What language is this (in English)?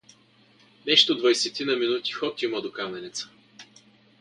Bulgarian